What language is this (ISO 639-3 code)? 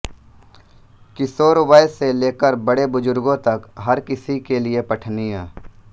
hin